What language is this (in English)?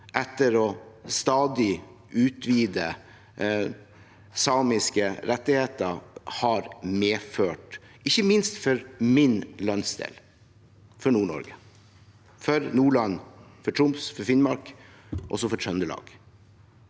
Norwegian